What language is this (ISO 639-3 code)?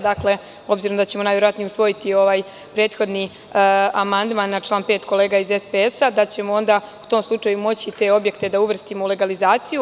srp